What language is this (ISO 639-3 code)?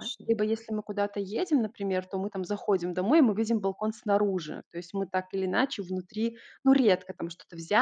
rus